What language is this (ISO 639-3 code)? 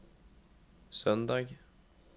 nor